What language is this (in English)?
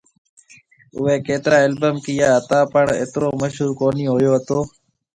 Marwari (Pakistan)